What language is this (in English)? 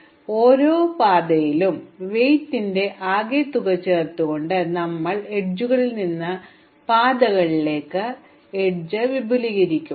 Malayalam